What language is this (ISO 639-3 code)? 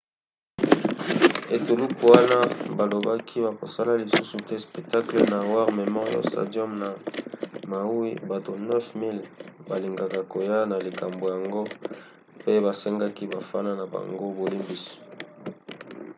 lin